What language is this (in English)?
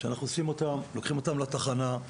Hebrew